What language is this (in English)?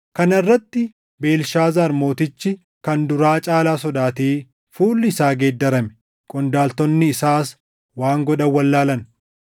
Oromo